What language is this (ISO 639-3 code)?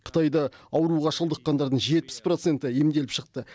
kaz